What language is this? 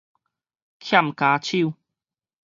Min Nan Chinese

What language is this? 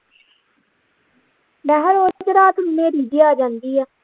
Punjabi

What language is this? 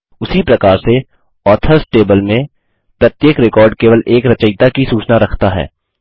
Hindi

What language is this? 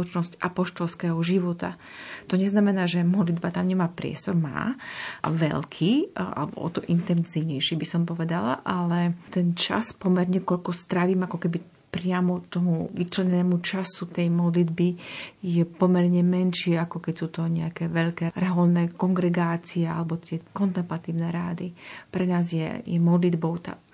Slovak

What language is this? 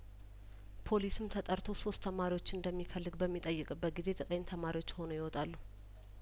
Amharic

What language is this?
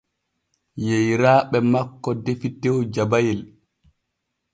Borgu Fulfulde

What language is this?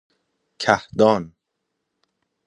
Persian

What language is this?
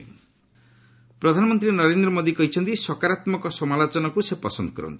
Odia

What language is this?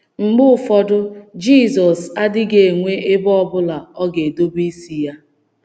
Igbo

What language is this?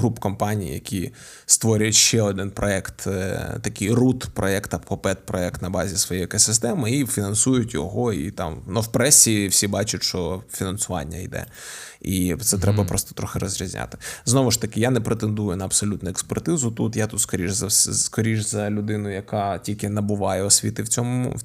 Ukrainian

